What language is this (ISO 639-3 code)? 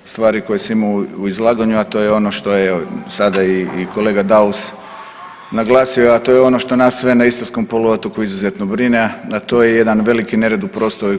hrv